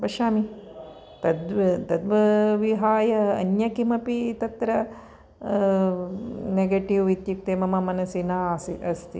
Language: Sanskrit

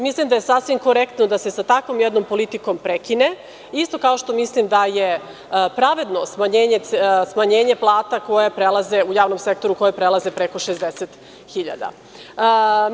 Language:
Serbian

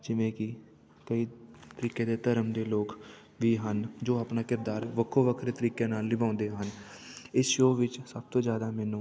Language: Punjabi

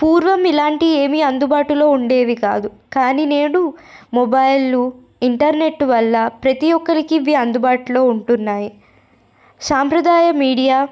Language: Telugu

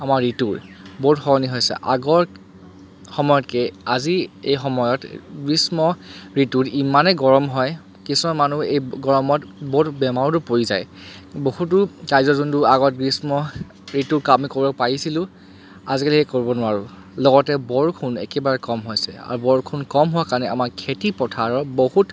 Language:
Assamese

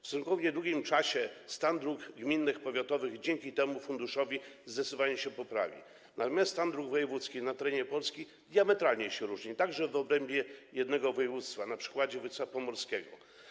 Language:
Polish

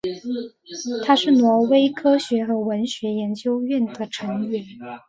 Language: Chinese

